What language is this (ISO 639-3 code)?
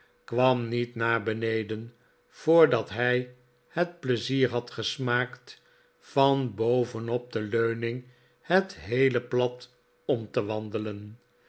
nld